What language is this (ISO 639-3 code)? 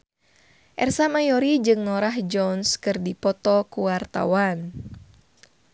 sun